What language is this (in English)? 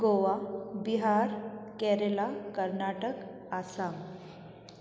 Sindhi